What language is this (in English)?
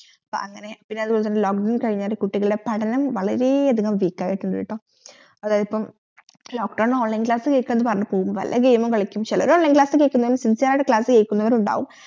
Malayalam